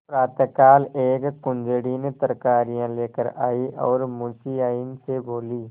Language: Hindi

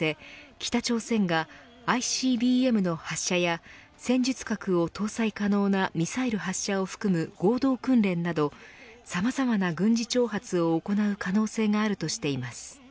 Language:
Japanese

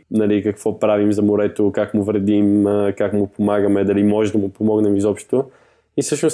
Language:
Bulgarian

